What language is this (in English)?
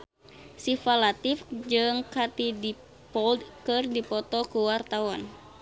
Sundanese